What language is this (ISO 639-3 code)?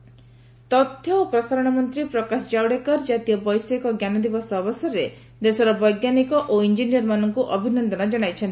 ori